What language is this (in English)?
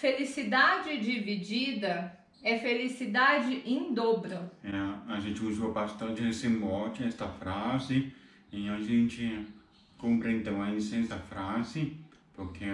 Portuguese